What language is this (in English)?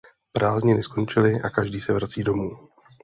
Czech